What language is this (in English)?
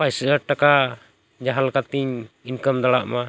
Santali